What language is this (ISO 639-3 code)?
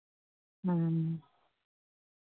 sat